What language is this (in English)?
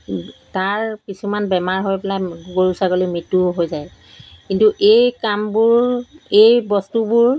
Assamese